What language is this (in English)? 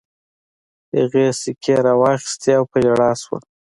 Pashto